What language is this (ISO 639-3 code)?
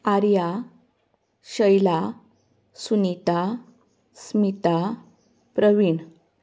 kok